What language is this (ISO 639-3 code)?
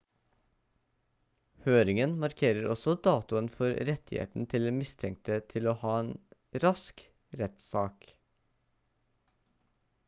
nob